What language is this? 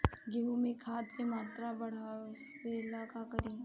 Bhojpuri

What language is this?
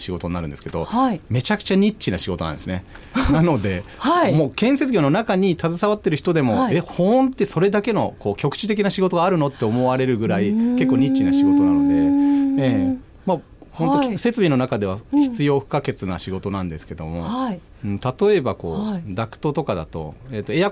Japanese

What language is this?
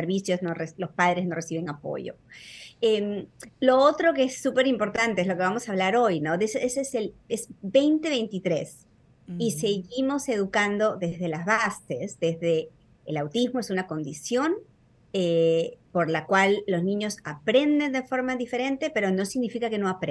Spanish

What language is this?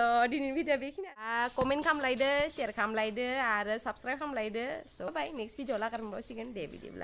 Thai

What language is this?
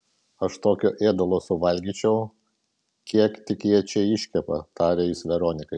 Lithuanian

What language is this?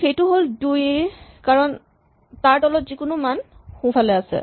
Assamese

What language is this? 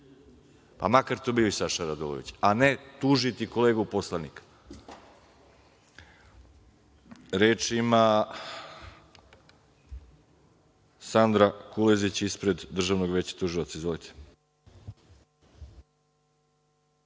Serbian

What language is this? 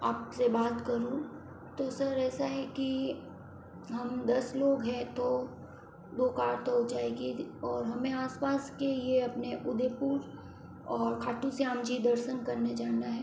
Hindi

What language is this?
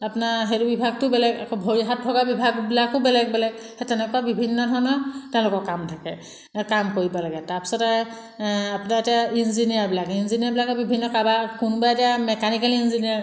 Assamese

